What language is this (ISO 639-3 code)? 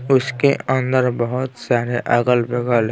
hin